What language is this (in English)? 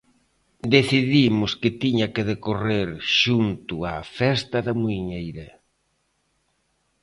Galician